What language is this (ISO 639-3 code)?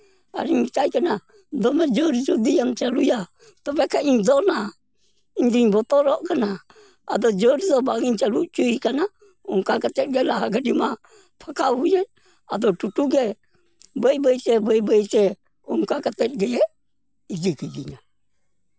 sat